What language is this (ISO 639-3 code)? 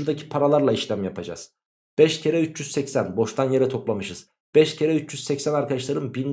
tur